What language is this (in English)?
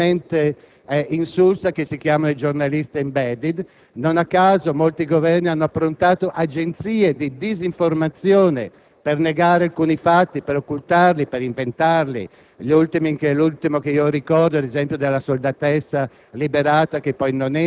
Italian